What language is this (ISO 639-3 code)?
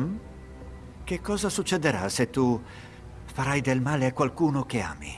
ita